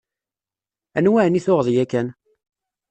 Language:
Kabyle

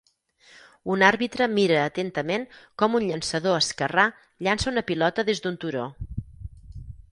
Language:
Catalan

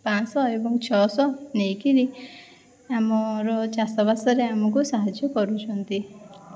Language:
Odia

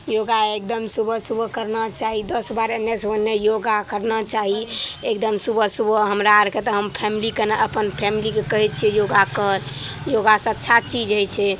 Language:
Maithili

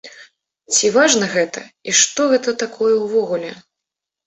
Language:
Belarusian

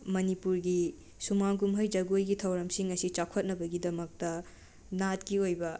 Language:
Manipuri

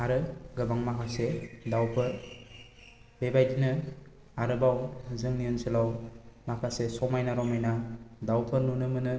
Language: Bodo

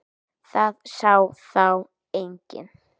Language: Icelandic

